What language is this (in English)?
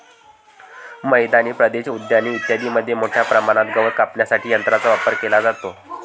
Marathi